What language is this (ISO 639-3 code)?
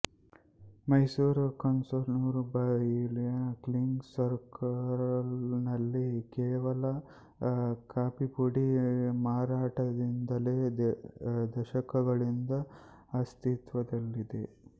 kan